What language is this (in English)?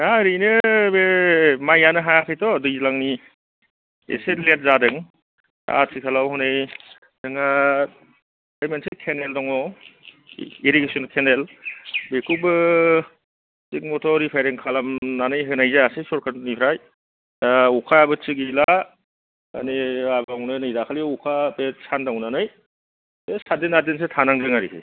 Bodo